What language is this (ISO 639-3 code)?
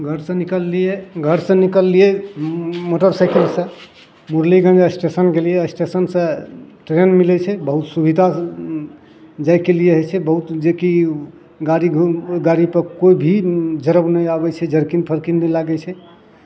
mai